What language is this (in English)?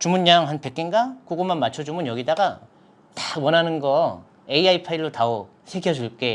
Korean